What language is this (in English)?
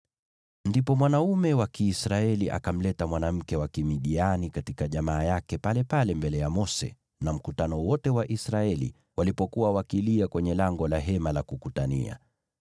Swahili